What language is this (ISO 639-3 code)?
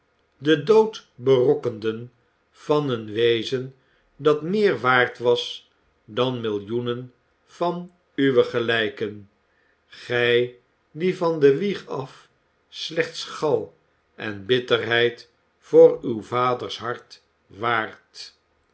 nld